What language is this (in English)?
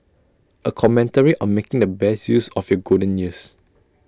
English